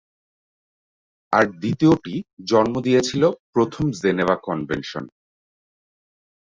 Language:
Bangla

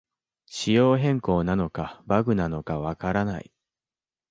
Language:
Japanese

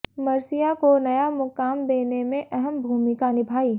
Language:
Hindi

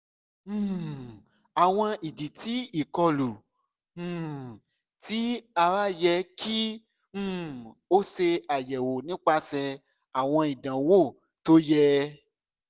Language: Yoruba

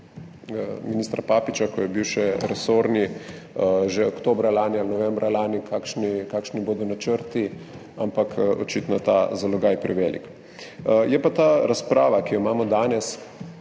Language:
Slovenian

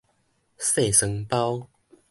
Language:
Min Nan Chinese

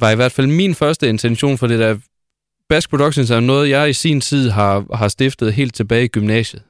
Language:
Danish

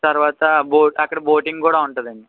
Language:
Telugu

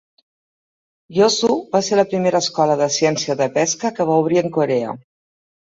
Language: Catalan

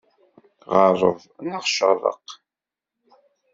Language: Kabyle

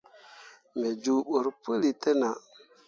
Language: Mundang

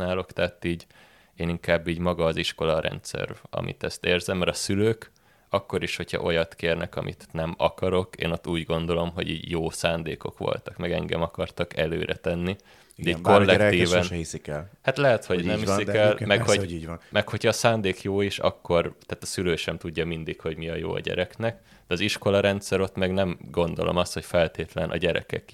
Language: Hungarian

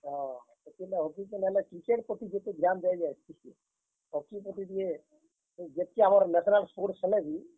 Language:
Odia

